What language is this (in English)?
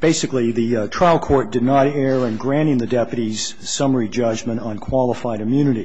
English